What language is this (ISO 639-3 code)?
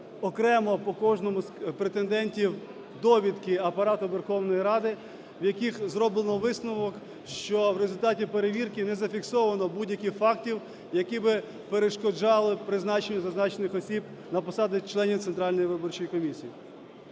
ukr